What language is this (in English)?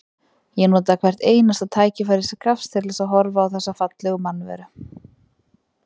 Icelandic